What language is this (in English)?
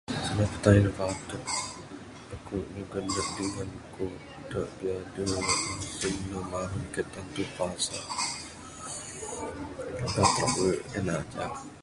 Bukar-Sadung Bidayuh